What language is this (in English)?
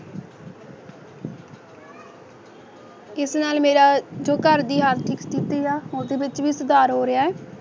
Punjabi